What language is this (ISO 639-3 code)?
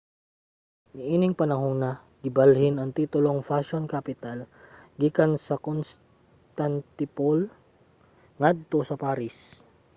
ceb